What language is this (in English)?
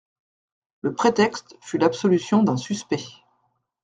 French